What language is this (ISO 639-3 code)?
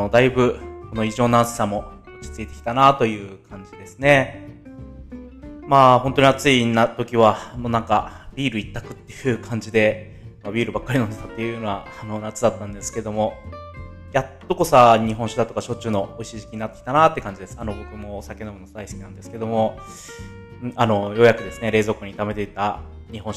jpn